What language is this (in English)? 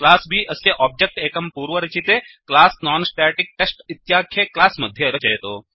Sanskrit